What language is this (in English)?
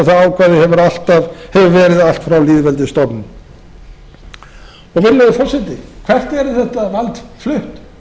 Icelandic